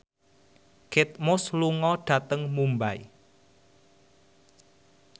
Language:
Javanese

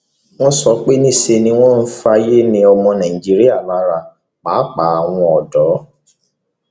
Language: Yoruba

